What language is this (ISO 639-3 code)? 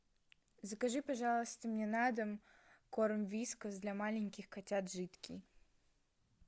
rus